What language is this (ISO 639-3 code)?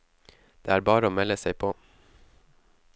nor